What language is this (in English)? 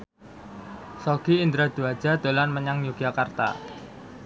Javanese